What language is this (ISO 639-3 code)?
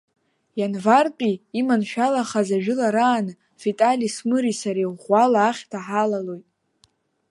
abk